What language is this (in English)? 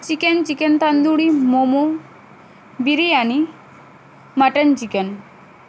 Bangla